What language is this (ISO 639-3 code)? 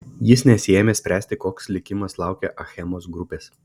lit